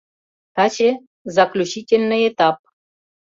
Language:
Mari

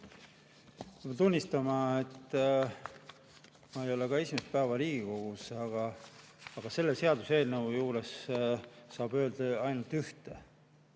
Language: Estonian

